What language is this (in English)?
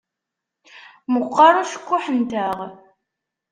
Kabyle